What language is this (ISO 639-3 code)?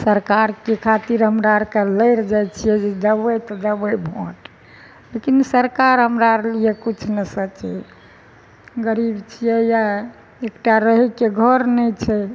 mai